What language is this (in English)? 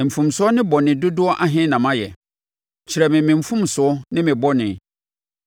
Akan